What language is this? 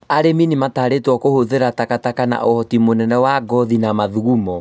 Kikuyu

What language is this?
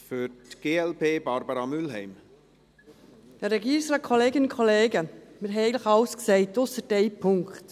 Swiss German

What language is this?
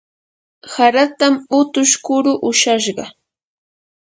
Yanahuanca Pasco Quechua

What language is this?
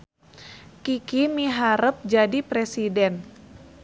Sundanese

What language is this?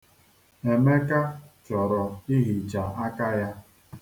Igbo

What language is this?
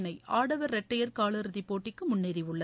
Tamil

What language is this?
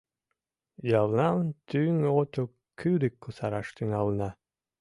Mari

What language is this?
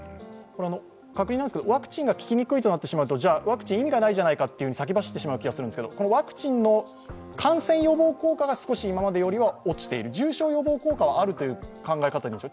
Japanese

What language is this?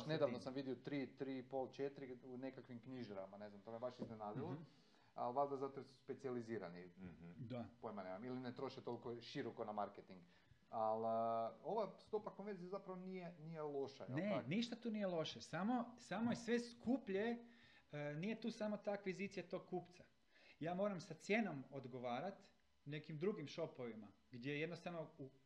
Croatian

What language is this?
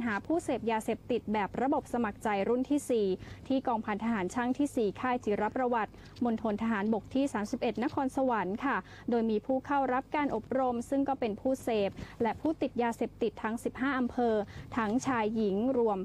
Thai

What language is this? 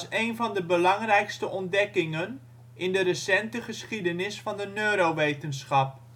Dutch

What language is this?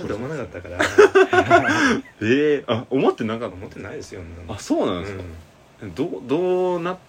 Japanese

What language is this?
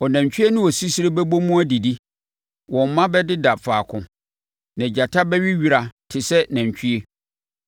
Akan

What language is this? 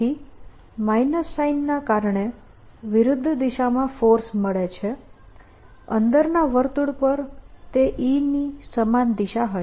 Gujarati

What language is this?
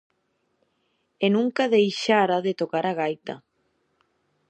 Galician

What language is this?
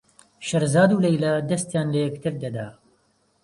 Central Kurdish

